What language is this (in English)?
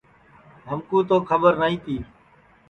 Sansi